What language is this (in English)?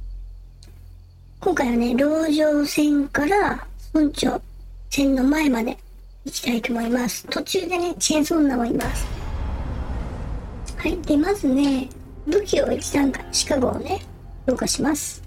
Japanese